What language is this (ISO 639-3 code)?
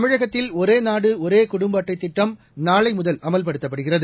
tam